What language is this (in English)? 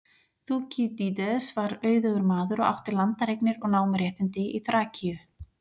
Icelandic